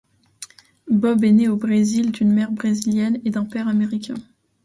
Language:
French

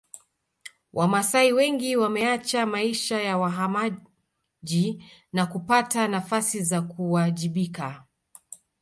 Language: Swahili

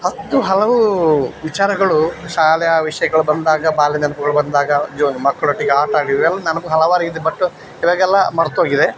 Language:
Kannada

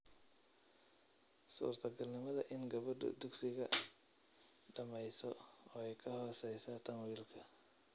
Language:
Somali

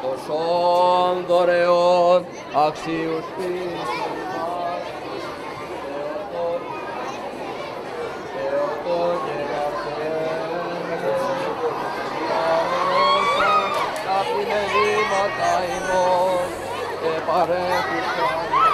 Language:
Greek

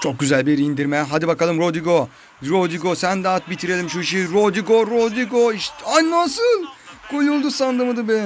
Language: Turkish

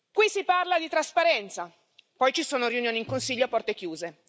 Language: Italian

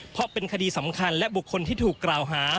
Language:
Thai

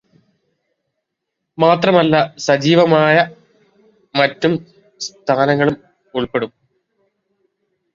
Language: Malayalam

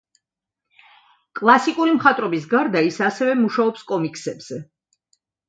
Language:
Georgian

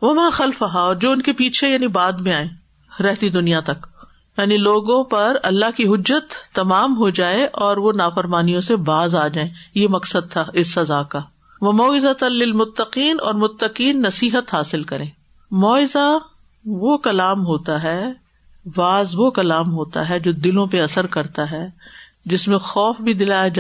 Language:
Urdu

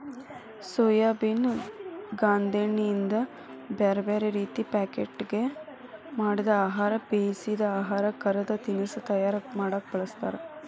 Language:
Kannada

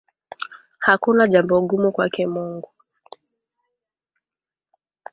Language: Swahili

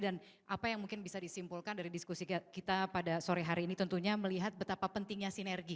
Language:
Indonesian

